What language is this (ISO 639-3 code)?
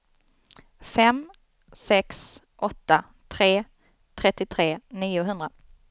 swe